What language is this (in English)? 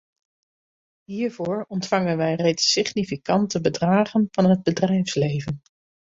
Dutch